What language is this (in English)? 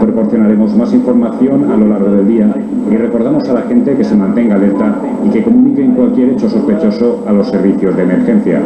Spanish